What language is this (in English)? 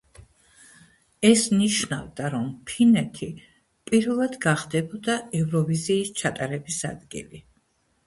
Georgian